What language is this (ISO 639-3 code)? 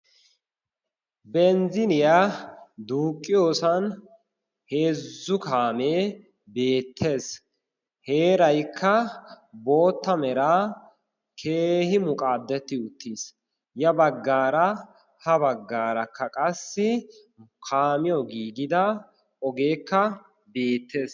wal